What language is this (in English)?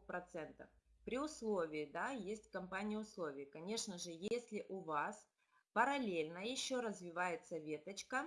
Russian